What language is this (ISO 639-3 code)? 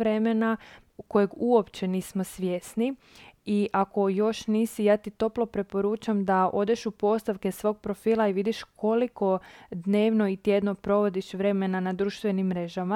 hrv